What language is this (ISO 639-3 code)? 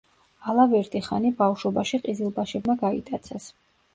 kat